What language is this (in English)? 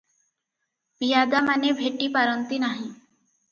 Odia